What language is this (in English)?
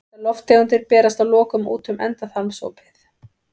Icelandic